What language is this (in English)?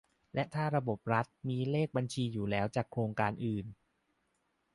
Thai